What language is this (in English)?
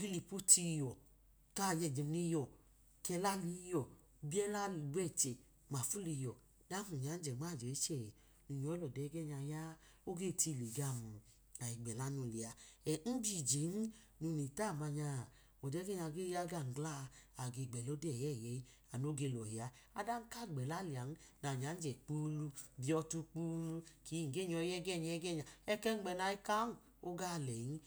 Idoma